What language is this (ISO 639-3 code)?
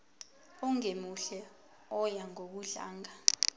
zul